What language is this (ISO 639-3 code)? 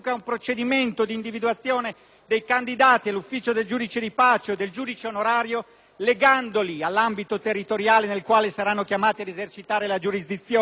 ita